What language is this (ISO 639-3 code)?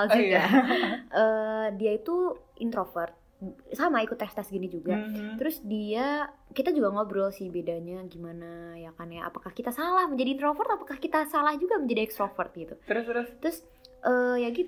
ind